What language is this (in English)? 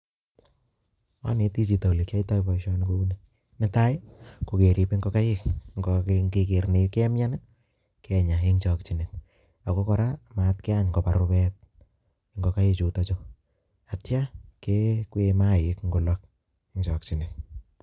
Kalenjin